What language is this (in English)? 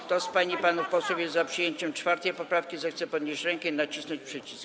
Polish